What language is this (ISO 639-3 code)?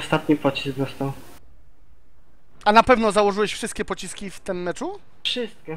pol